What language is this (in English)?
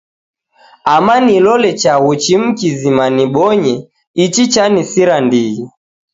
Taita